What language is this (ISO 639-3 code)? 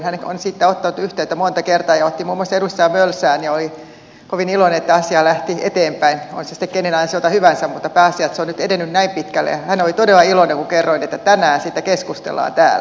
fin